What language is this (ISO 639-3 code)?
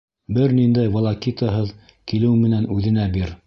bak